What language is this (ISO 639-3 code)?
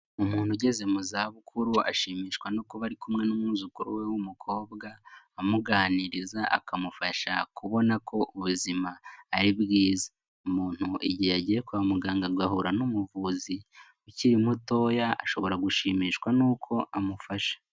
kin